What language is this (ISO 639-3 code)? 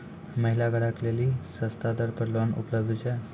mai